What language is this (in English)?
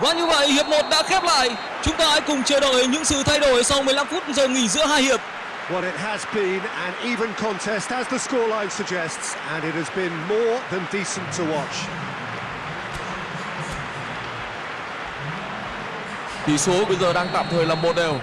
Vietnamese